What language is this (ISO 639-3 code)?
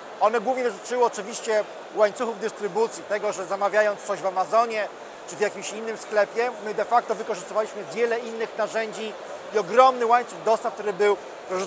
pol